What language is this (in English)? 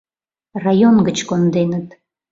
Mari